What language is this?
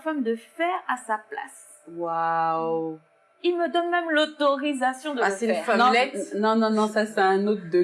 French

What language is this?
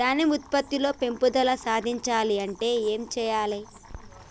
Telugu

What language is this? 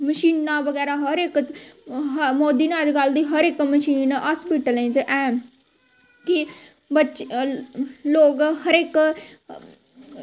Dogri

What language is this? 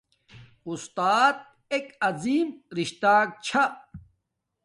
Domaaki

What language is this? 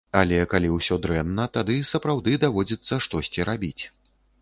Belarusian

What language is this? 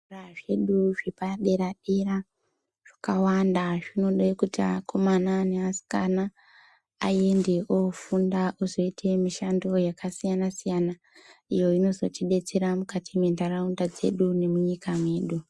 Ndau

